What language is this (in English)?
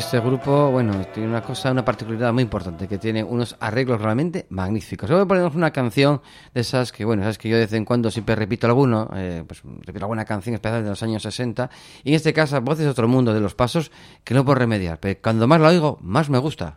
Spanish